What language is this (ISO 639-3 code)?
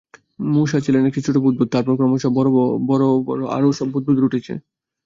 ben